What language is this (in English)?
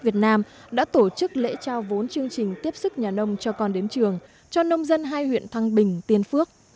Vietnamese